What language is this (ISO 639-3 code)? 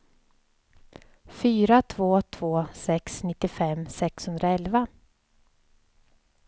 swe